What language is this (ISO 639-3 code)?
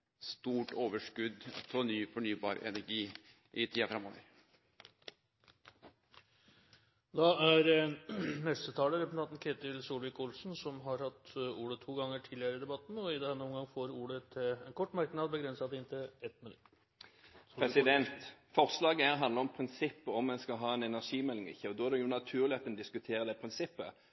nor